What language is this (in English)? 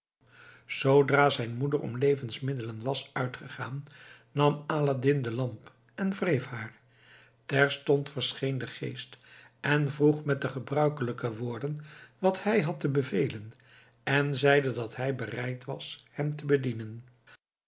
Dutch